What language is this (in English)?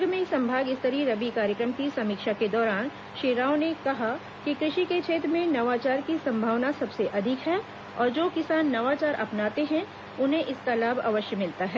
Hindi